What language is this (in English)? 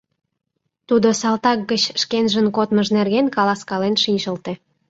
Mari